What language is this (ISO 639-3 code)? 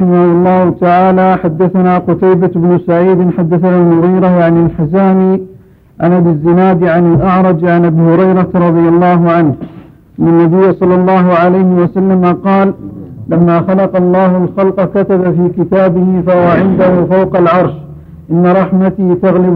ara